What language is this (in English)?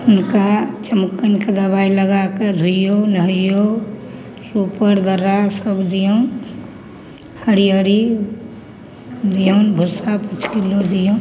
Maithili